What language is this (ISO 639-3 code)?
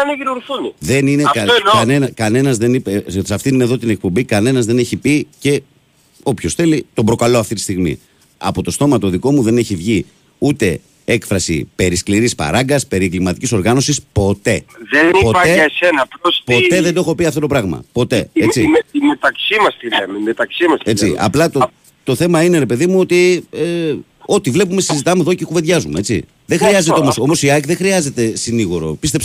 ell